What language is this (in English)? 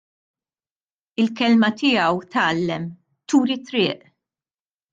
Maltese